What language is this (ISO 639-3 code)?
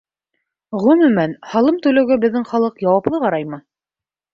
bak